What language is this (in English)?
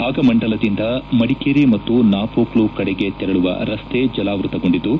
Kannada